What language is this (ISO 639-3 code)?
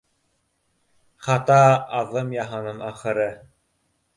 bak